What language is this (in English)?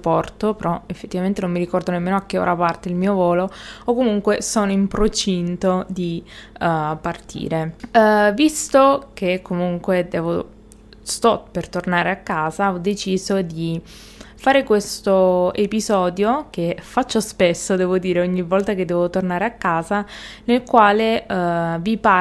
Italian